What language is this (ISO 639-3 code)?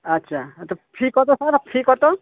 ben